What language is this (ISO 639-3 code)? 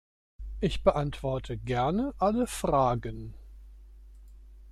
deu